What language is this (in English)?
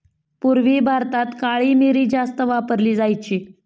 Marathi